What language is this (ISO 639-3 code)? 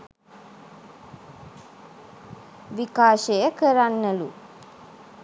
sin